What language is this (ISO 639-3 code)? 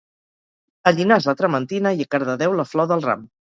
cat